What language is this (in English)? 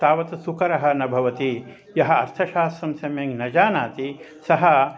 Sanskrit